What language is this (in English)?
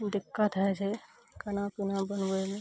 Maithili